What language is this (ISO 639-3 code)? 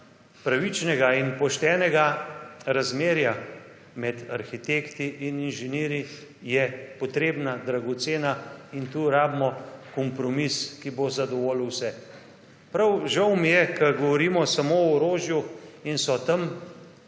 slv